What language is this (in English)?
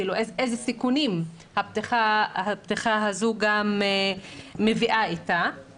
Hebrew